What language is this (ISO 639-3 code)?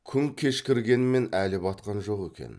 kaz